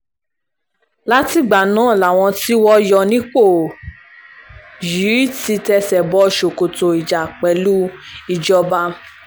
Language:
Yoruba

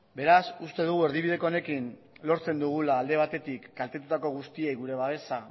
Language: Basque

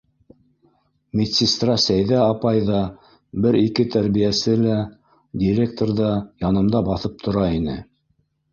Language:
Bashkir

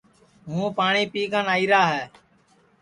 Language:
Sansi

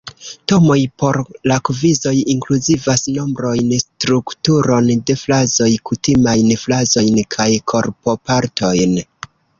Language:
Esperanto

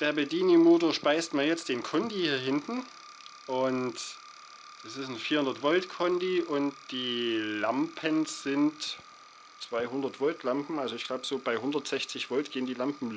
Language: German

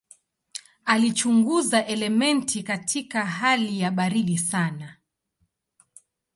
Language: Swahili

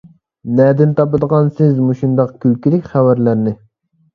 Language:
Uyghur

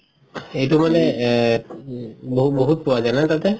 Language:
Assamese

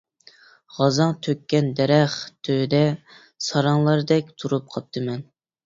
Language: Uyghur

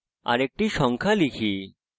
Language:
Bangla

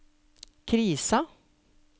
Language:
Norwegian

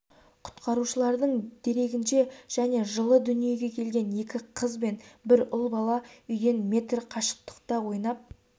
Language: Kazakh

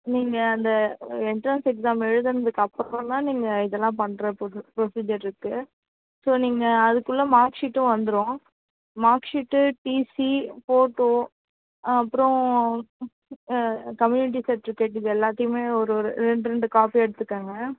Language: Tamil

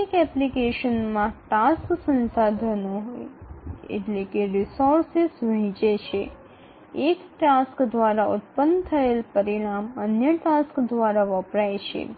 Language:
Gujarati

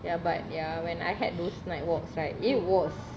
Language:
English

